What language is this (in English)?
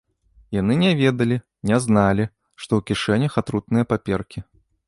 Belarusian